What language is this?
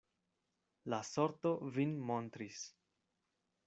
Esperanto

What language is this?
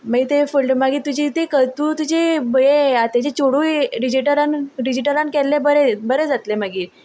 Konkani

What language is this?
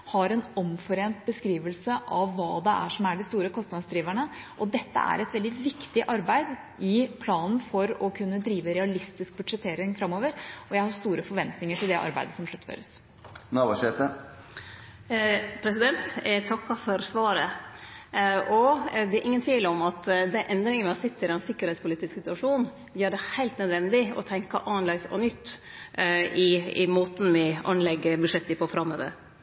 Norwegian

